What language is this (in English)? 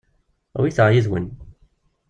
Kabyle